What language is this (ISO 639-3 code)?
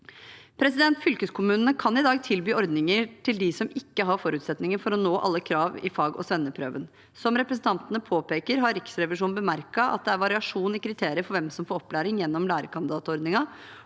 nor